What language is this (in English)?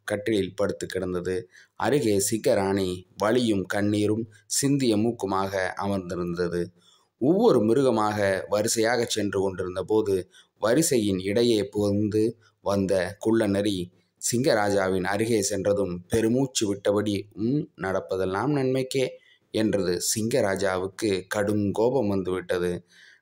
Tamil